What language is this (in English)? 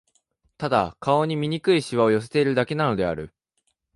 Japanese